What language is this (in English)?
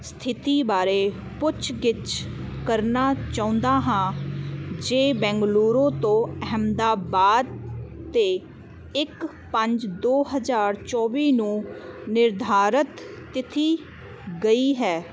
Punjabi